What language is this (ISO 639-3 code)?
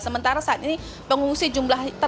ind